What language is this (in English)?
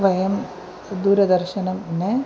Sanskrit